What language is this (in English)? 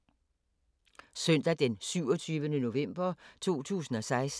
Danish